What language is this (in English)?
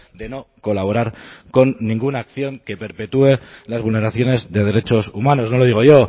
Spanish